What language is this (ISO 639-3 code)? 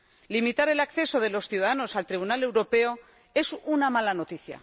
spa